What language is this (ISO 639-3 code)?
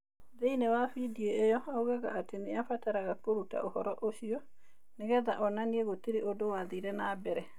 kik